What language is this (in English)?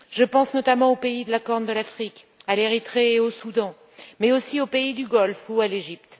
French